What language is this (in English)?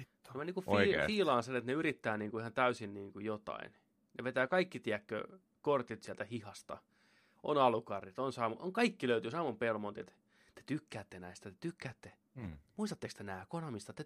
Finnish